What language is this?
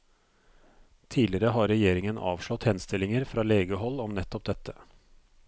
Norwegian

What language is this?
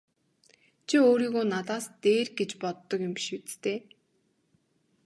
Mongolian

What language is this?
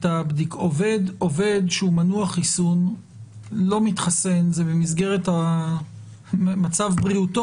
Hebrew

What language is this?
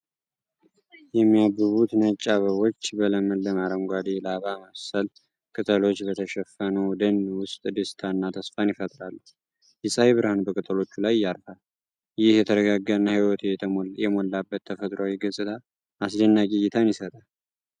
Amharic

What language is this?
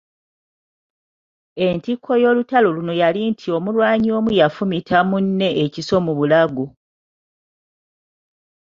Ganda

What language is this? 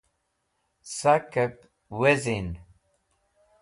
Wakhi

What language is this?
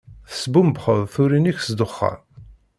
Kabyle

